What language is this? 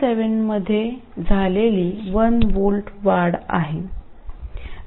Marathi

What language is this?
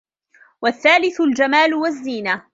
Arabic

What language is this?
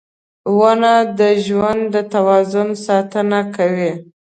Pashto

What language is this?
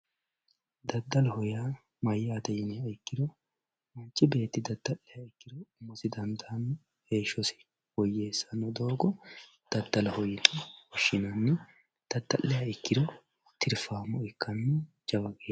Sidamo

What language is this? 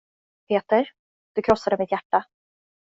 Swedish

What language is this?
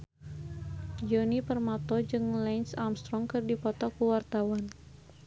Sundanese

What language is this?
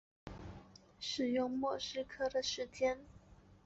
Chinese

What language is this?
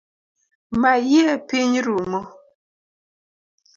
Luo (Kenya and Tanzania)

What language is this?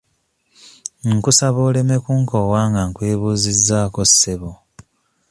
Ganda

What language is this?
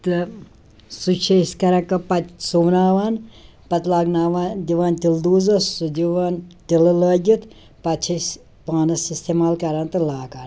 Kashmiri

